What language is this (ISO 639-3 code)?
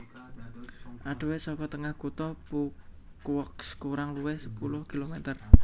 jav